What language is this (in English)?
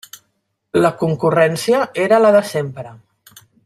Catalan